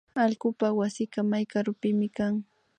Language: Imbabura Highland Quichua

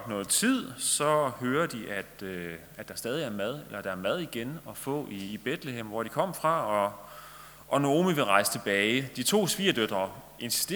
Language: Danish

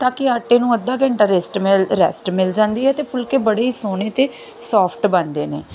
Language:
Punjabi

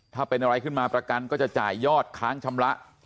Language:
Thai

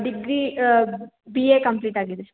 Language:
Kannada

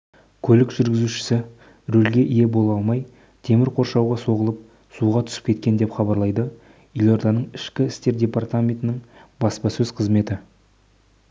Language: Kazakh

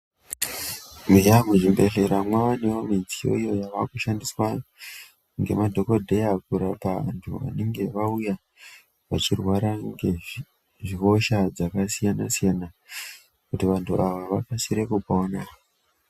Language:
Ndau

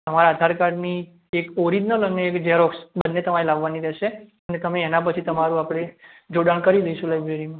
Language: Gujarati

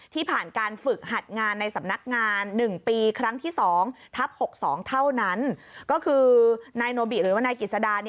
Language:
Thai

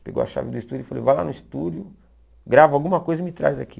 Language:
Portuguese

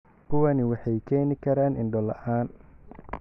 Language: Somali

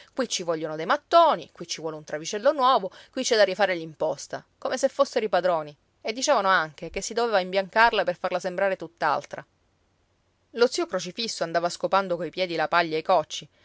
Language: Italian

